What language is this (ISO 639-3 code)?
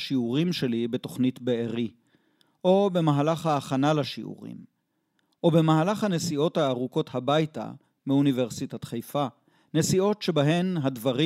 heb